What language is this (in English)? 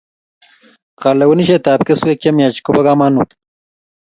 Kalenjin